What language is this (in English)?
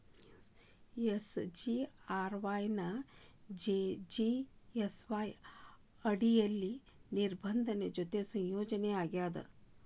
Kannada